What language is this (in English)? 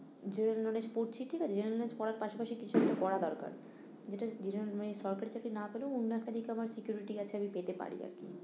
Bangla